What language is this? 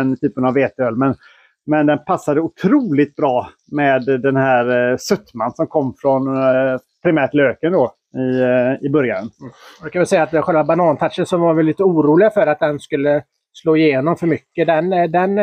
Swedish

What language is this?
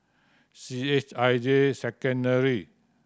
English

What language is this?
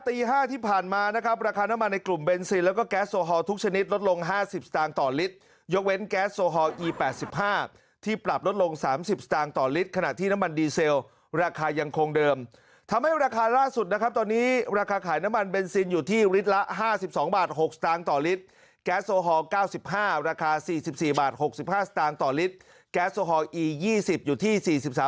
Thai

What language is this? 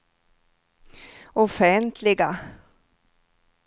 Swedish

